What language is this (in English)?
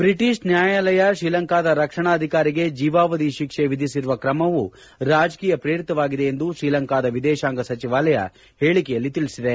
Kannada